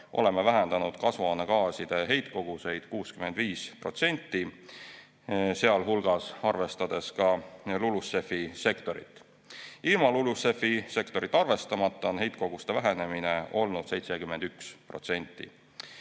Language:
Estonian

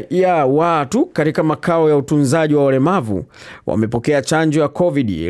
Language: Swahili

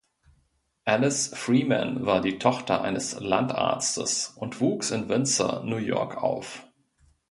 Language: German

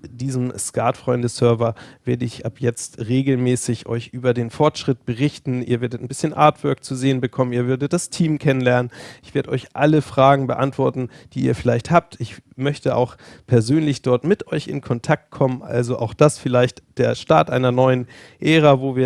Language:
German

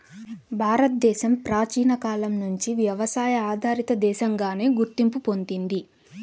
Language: Telugu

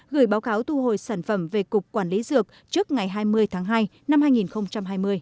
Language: Vietnamese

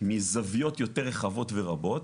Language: Hebrew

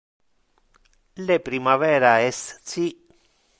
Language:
Interlingua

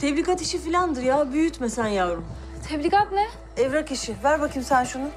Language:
Turkish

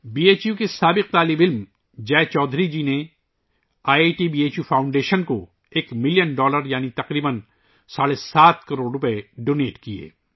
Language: Urdu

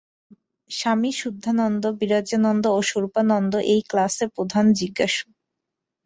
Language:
Bangla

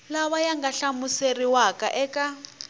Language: Tsonga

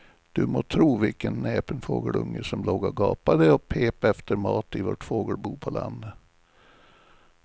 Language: Swedish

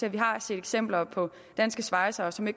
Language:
Danish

